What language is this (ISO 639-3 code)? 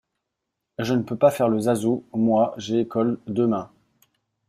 fra